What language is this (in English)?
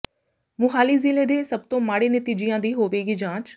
Punjabi